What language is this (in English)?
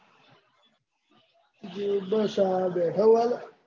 Gujarati